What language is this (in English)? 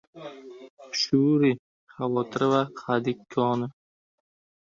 Uzbek